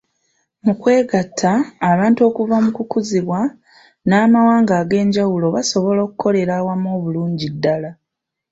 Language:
Ganda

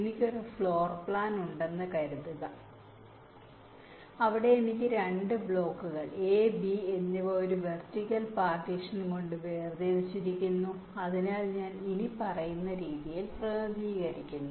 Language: Malayalam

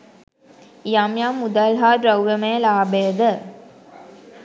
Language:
Sinhala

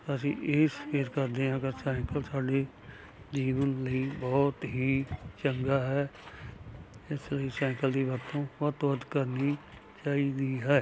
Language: Punjabi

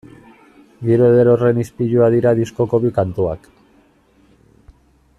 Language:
Basque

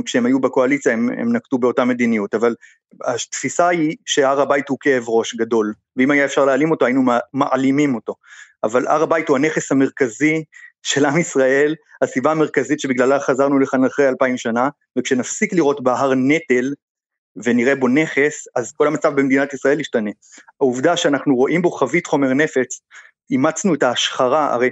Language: Hebrew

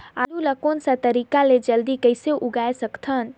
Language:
Chhattisgarhi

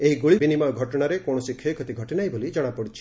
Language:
Odia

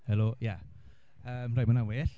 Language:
Welsh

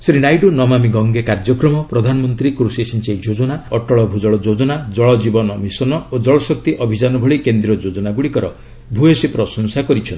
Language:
Odia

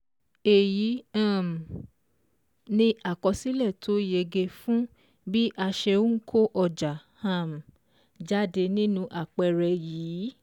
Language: Yoruba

